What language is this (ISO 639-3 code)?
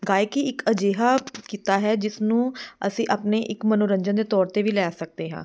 pan